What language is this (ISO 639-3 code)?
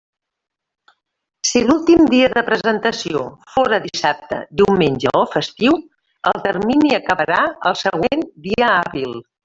cat